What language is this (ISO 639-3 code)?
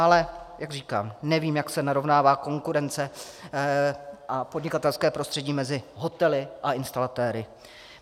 ces